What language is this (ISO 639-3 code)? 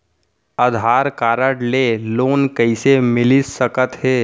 hne